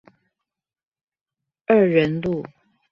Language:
Chinese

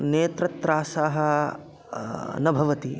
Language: Sanskrit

